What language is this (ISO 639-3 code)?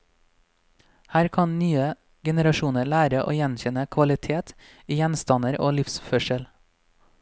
nor